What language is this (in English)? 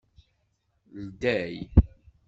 Kabyle